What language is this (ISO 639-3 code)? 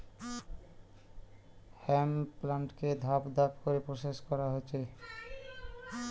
ben